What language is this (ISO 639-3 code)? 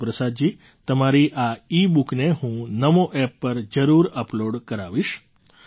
guj